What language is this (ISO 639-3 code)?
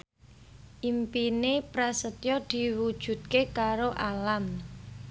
jav